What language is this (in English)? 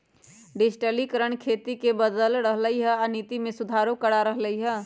Magahi